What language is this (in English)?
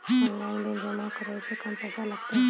Maithili